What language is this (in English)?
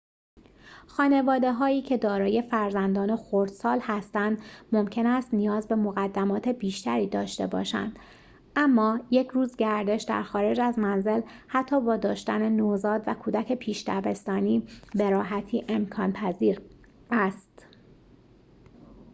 Persian